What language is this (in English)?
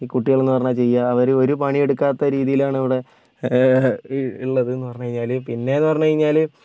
Malayalam